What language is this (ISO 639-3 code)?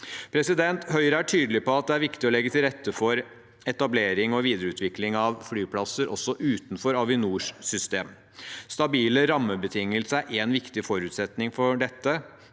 nor